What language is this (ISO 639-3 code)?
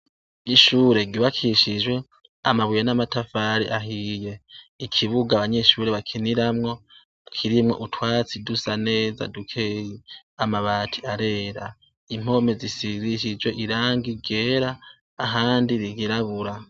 run